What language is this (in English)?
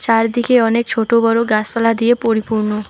Bangla